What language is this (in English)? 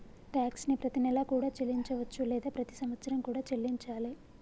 Telugu